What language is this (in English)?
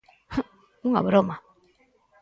Galician